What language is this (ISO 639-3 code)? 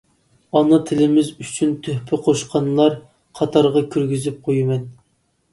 uig